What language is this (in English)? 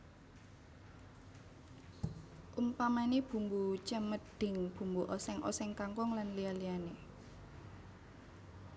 Javanese